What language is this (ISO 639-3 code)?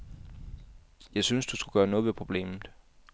dan